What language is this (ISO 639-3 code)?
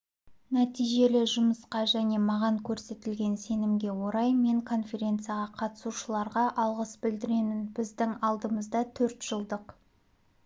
kaz